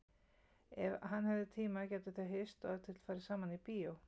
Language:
Icelandic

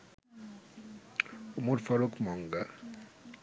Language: Bangla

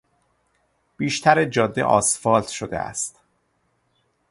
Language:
Persian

